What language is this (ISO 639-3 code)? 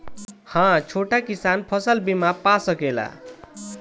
bho